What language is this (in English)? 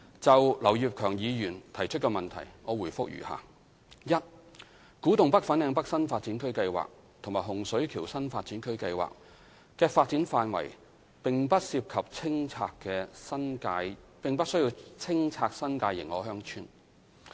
Cantonese